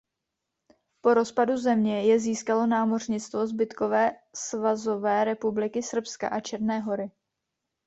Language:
Czech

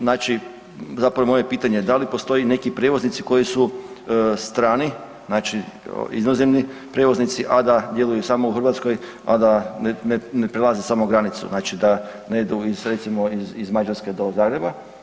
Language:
Croatian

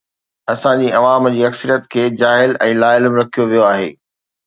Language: Sindhi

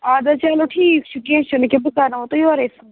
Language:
Kashmiri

